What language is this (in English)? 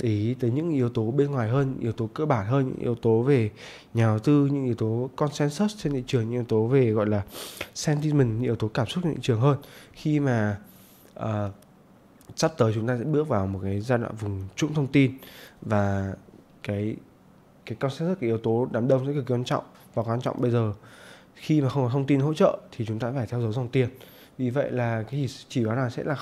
Vietnamese